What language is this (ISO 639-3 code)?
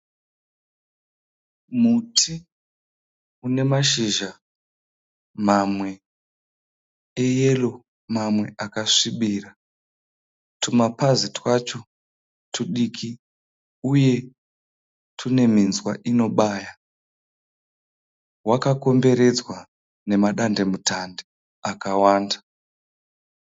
sna